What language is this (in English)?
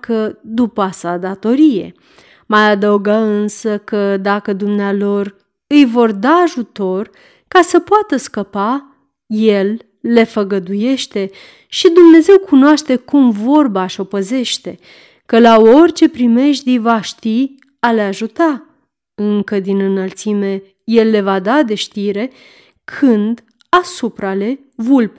Romanian